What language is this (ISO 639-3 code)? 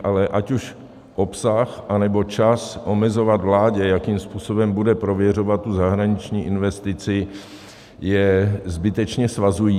ces